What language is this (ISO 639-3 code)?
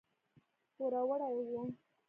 pus